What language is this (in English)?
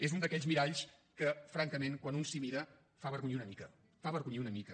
Catalan